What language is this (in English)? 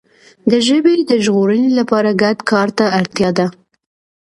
Pashto